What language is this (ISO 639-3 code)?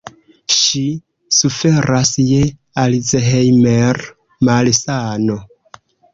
epo